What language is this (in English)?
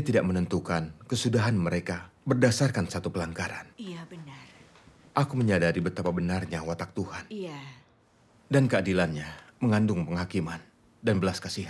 Indonesian